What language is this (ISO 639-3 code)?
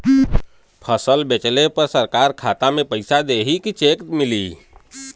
bho